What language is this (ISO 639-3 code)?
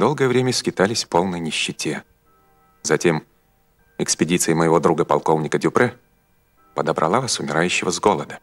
rus